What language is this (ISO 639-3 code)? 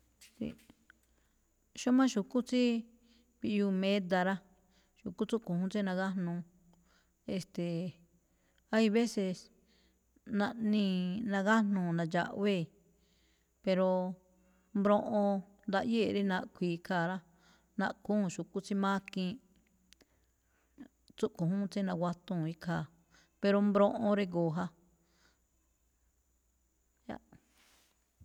tcf